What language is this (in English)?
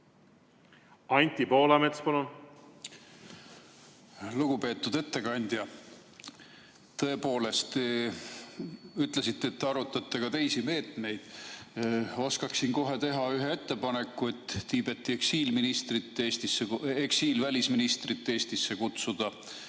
Estonian